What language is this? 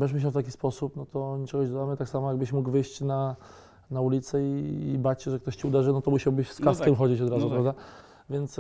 Polish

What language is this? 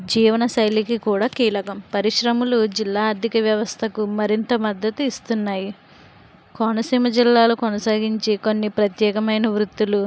Telugu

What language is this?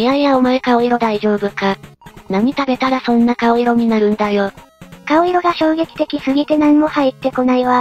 Japanese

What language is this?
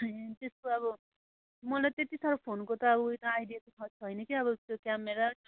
Nepali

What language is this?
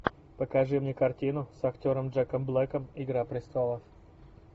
Russian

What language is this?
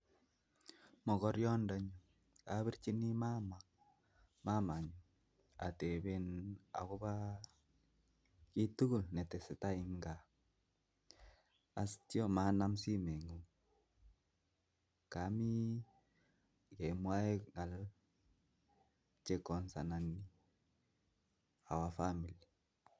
Kalenjin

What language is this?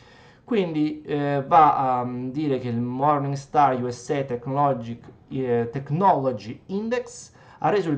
Italian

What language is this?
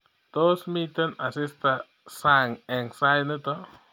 Kalenjin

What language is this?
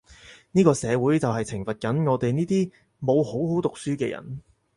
Cantonese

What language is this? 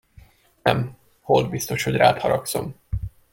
Hungarian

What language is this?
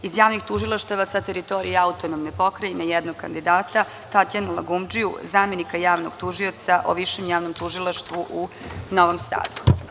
Serbian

